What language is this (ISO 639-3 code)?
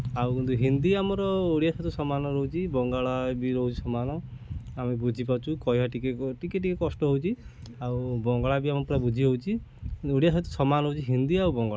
ori